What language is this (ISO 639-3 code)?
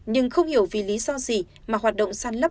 vie